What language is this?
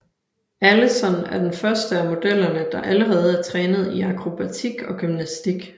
Danish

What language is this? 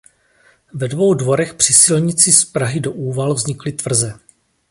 Czech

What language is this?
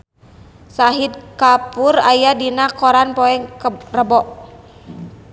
Sundanese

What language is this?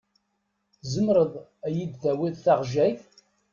Kabyle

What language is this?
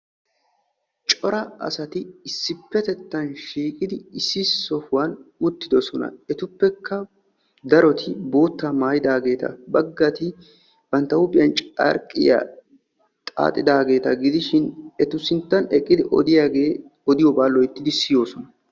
Wolaytta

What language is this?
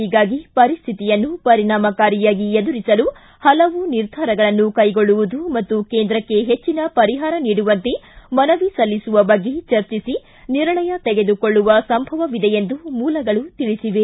Kannada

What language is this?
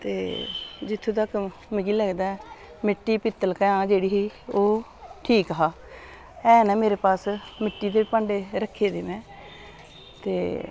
Dogri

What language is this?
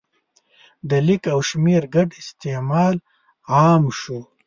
Pashto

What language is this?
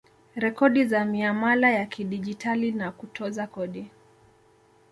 Swahili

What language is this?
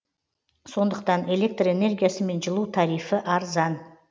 Kazakh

